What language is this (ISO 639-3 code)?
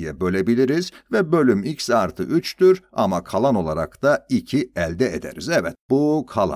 tur